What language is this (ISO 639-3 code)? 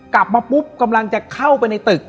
tha